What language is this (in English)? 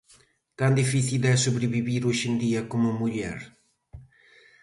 Galician